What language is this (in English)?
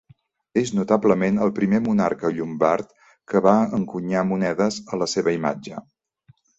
Catalan